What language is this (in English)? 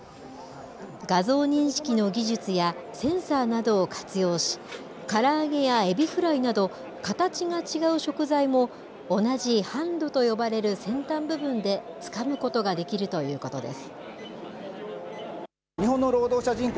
Japanese